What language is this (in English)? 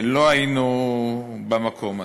Hebrew